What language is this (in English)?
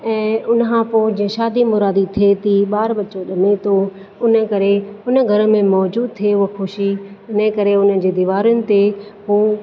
Sindhi